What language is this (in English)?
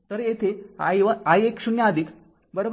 Marathi